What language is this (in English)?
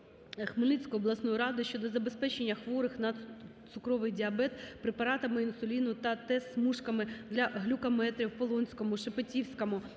Ukrainian